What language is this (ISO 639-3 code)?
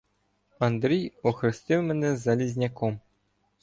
ukr